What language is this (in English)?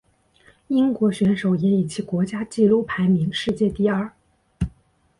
Chinese